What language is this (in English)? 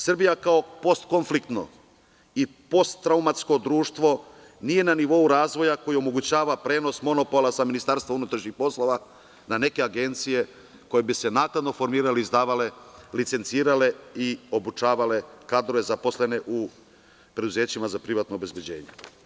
Serbian